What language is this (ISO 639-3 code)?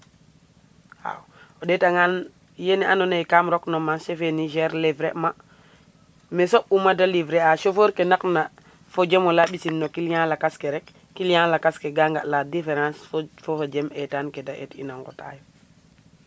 srr